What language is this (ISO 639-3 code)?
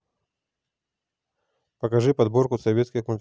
rus